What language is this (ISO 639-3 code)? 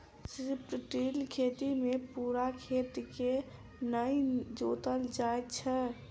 mai